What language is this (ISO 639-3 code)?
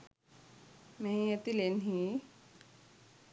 sin